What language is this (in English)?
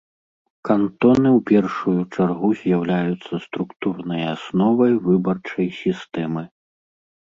Belarusian